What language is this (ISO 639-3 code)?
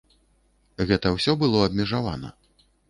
bel